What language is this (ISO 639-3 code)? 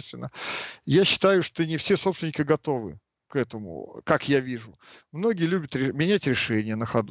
rus